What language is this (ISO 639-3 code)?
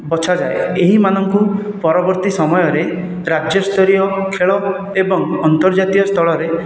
ori